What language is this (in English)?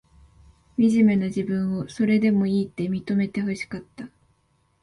Japanese